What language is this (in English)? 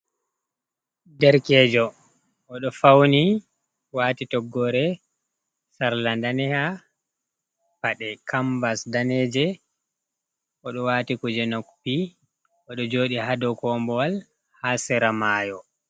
Fula